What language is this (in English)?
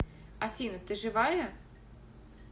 Russian